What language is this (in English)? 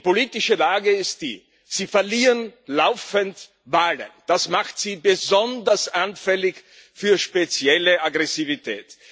German